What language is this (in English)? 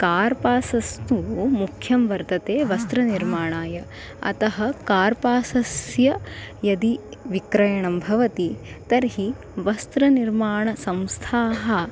Sanskrit